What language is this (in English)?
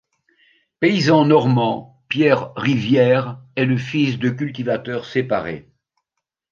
French